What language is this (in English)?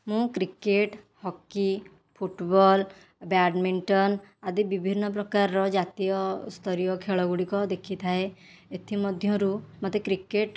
Odia